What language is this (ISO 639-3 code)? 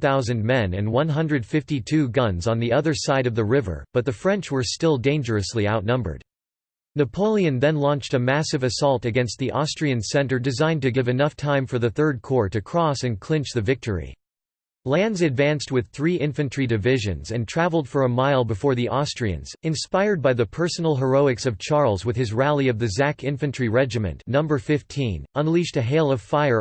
eng